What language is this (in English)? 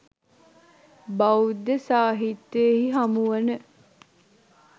Sinhala